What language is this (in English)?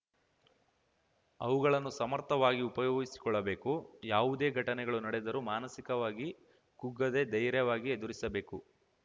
Kannada